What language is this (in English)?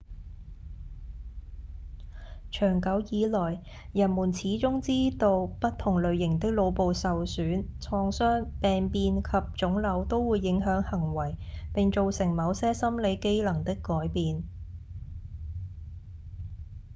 Cantonese